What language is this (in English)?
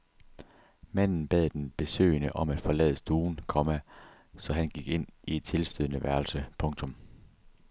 Danish